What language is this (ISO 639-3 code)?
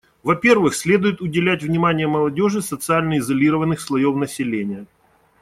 rus